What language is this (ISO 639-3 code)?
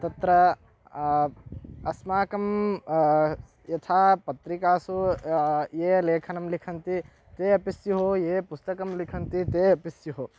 san